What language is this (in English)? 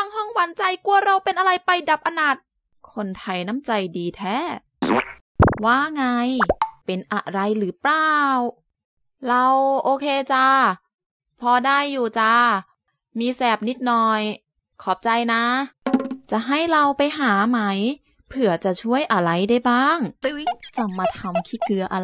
Thai